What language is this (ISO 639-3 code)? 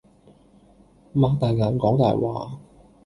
yue